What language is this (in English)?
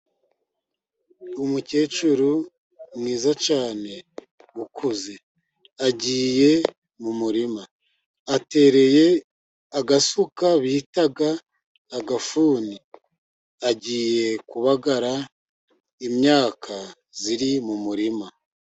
Kinyarwanda